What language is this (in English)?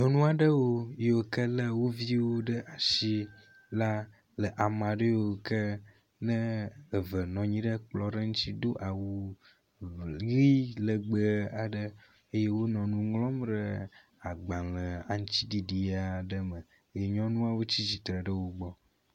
Ewe